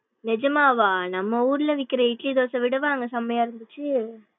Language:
Tamil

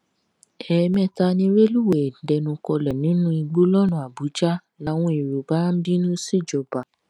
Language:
Yoruba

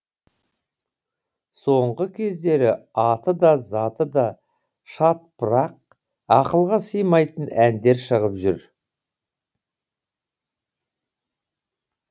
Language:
Kazakh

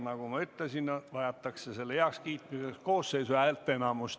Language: Estonian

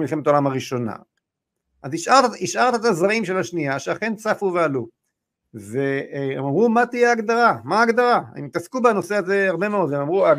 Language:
Hebrew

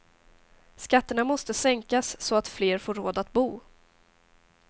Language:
Swedish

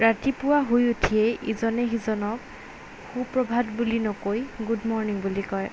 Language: Assamese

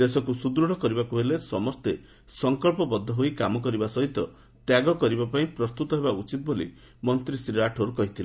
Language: Odia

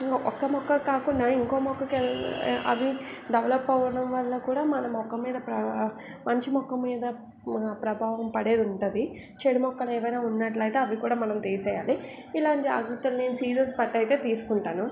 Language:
Telugu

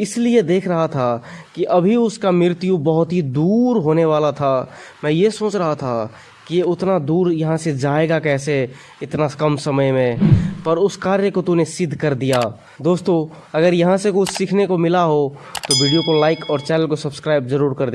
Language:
Hindi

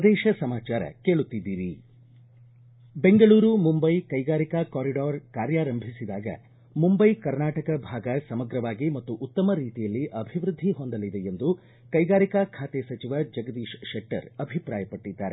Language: Kannada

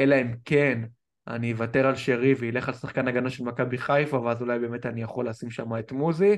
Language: Hebrew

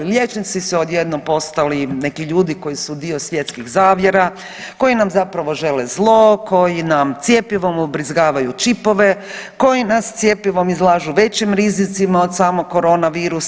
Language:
Croatian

